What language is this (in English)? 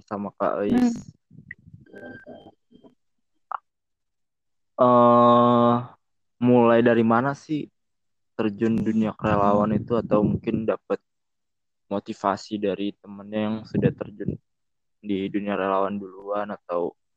Indonesian